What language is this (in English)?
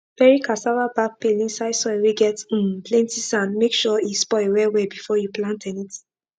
Nigerian Pidgin